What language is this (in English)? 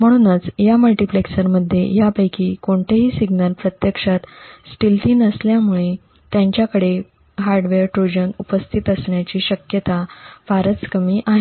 Marathi